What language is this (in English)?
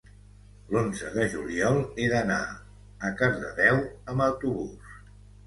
Catalan